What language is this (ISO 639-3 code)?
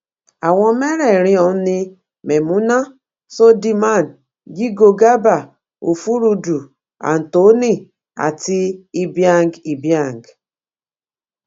yor